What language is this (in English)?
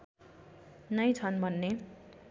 Nepali